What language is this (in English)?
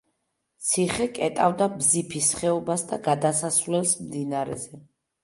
Georgian